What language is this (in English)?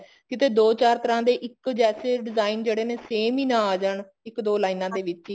Punjabi